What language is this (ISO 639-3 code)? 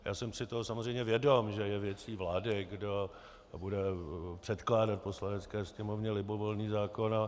ces